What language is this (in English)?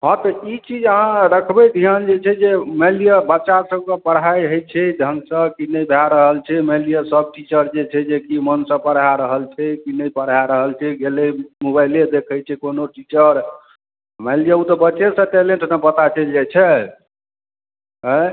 Maithili